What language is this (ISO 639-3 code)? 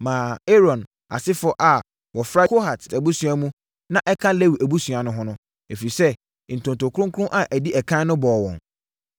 aka